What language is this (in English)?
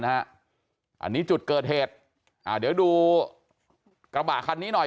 Thai